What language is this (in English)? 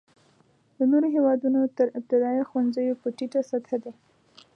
Pashto